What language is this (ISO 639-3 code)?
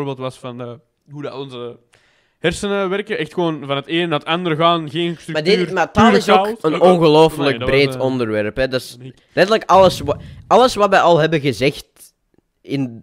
nld